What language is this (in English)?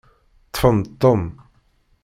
Kabyle